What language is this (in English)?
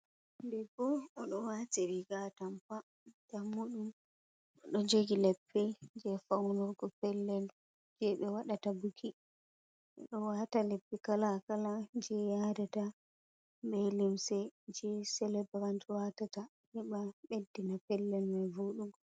Fula